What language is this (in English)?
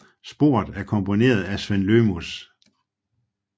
Danish